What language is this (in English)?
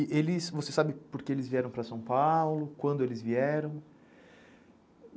Portuguese